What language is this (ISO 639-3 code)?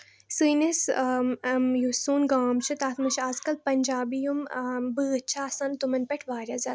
kas